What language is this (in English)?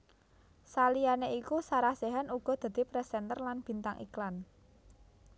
Javanese